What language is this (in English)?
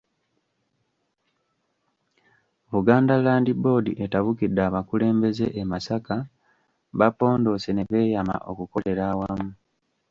Ganda